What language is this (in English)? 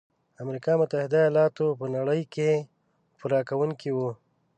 Pashto